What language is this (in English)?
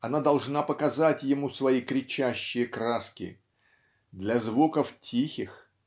Russian